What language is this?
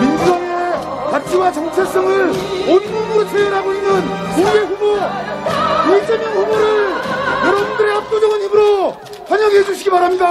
Korean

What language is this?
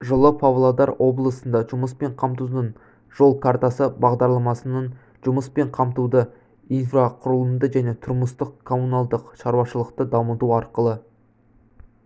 Kazakh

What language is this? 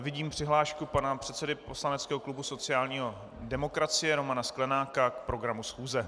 Czech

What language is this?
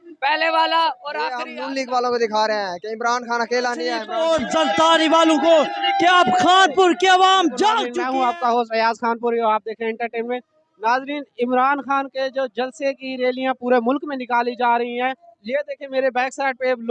Urdu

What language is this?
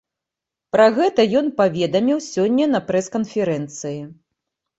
Belarusian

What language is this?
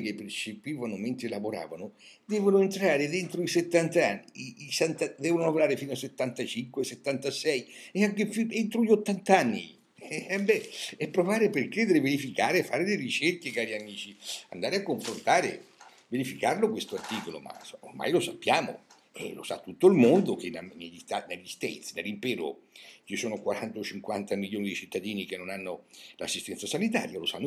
Italian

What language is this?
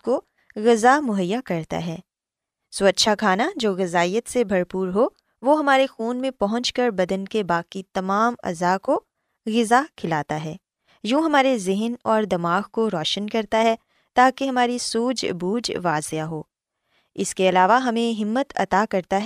Urdu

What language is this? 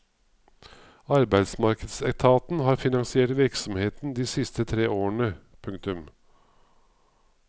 Norwegian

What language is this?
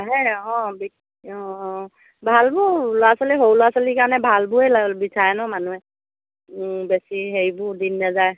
Assamese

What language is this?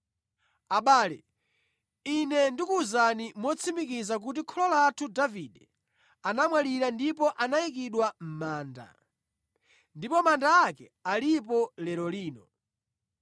Nyanja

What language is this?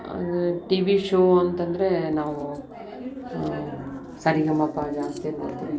Kannada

